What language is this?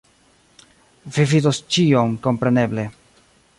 Esperanto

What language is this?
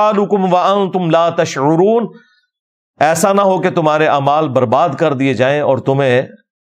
Urdu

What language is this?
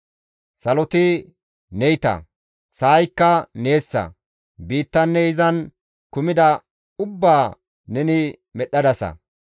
Gamo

